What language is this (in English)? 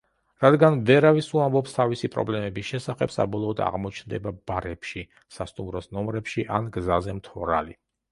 Georgian